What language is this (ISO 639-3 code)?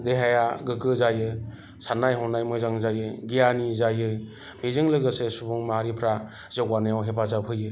brx